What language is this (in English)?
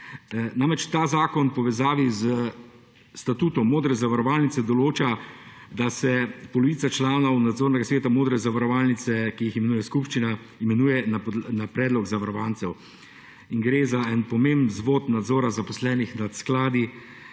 Slovenian